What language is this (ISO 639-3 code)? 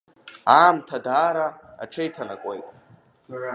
abk